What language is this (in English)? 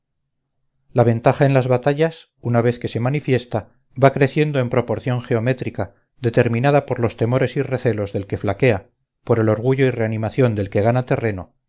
Spanish